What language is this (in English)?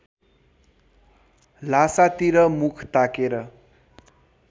Nepali